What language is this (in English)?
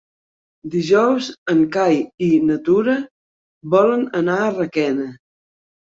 Catalan